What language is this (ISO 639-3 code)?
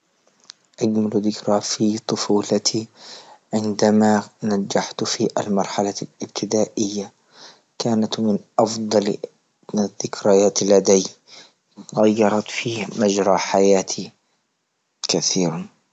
ayl